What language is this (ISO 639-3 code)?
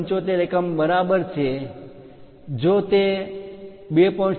guj